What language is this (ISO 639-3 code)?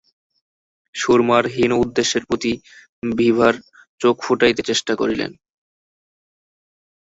ben